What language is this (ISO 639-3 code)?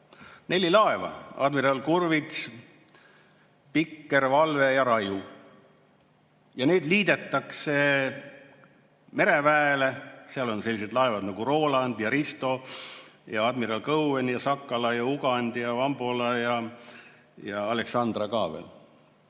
est